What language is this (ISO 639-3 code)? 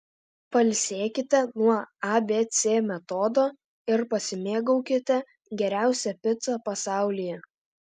lit